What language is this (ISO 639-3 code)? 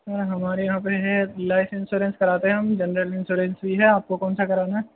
urd